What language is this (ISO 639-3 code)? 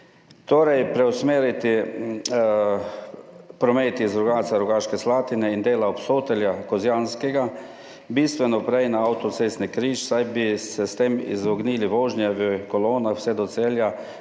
slv